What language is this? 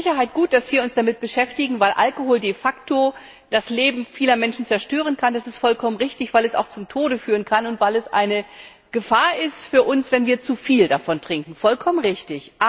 German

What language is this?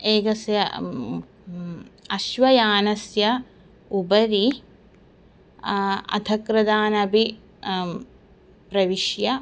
Sanskrit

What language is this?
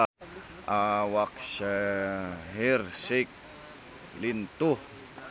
Sundanese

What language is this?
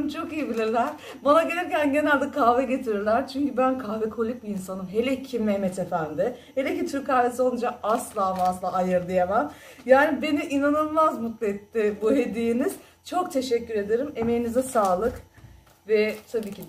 Turkish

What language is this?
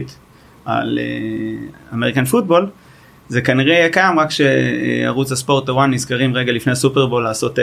Hebrew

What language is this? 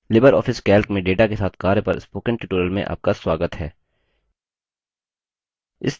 Hindi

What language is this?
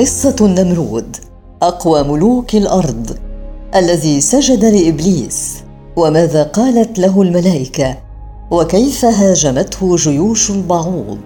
Arabic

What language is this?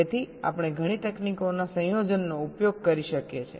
Gujarati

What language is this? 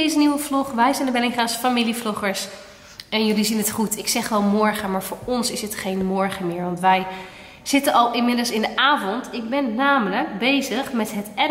Dutch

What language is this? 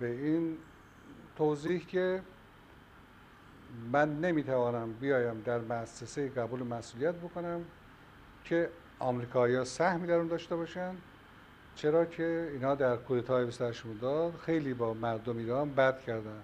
Persian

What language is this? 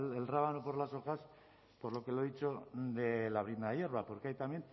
Spanish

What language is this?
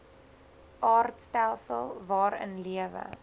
Afrikaans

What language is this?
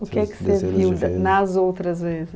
Portuguese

